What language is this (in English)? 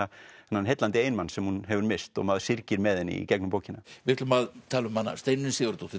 Icelandic